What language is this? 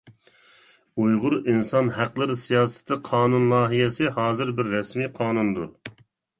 Uyghur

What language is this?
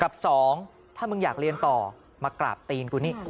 Thai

